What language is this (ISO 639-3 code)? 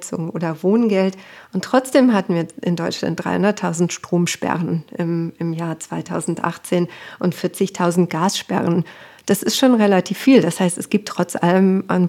deu